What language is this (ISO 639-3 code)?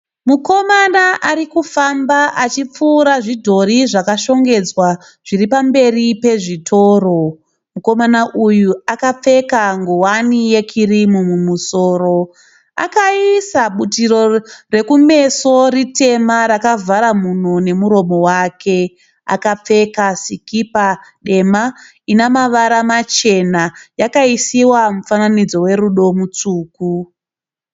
sna